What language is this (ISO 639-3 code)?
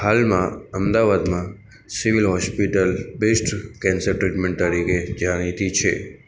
guj